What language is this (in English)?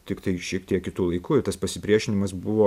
Lithuanian